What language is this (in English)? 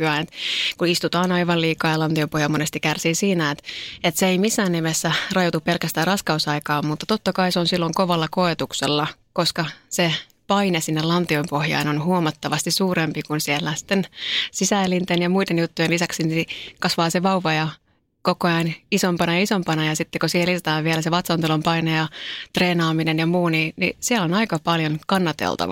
Finnish